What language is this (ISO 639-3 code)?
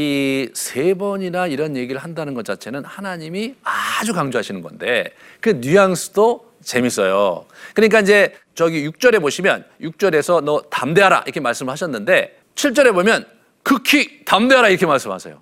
kor